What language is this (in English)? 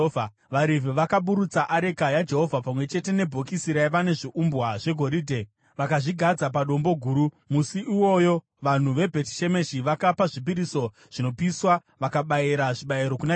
Shona